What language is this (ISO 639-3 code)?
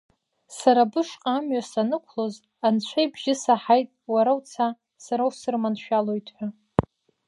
abk